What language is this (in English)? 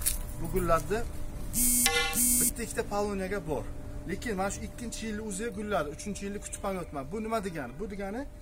Turkish